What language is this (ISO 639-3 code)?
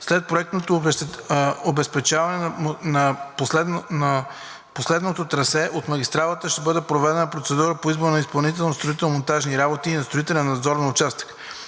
bul